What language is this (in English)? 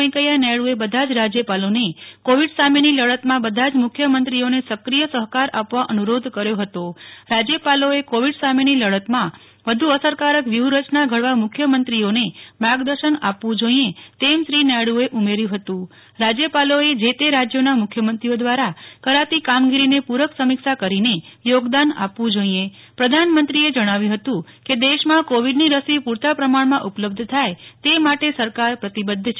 Gujarati